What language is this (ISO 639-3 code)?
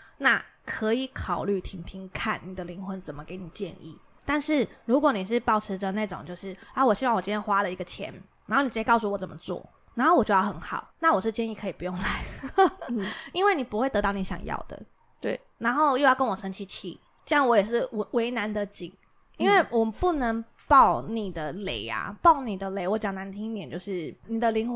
zho